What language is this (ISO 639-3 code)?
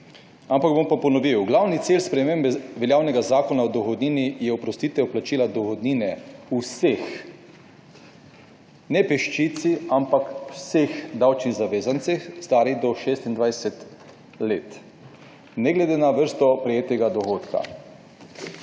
slv